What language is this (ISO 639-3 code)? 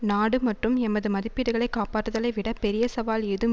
tam